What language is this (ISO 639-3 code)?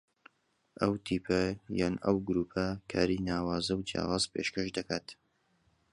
ckb